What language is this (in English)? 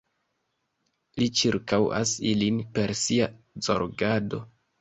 Esperanto